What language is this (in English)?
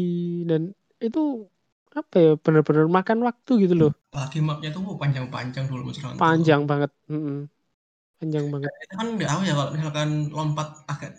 Indonesian